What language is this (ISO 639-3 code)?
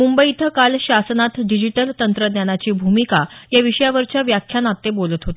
mar